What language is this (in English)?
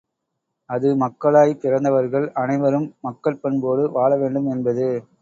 Tamil